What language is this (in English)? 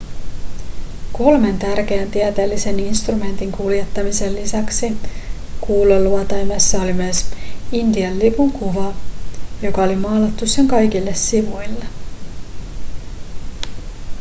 Finnish